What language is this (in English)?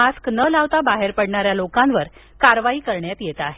Marathi